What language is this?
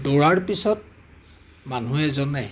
Assamese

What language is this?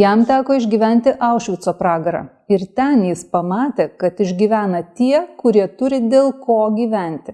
Lithuanian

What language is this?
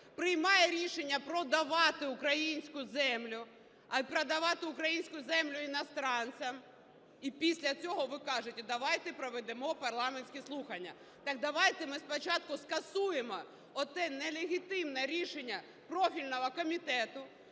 Ukrainian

